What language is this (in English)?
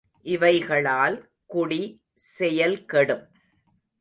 Tamil